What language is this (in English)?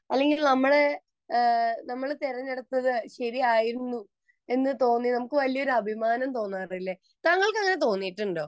Malayalam